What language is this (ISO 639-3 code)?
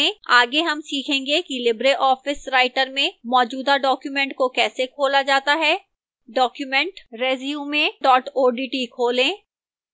hin